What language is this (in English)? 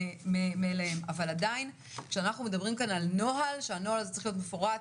Hebrew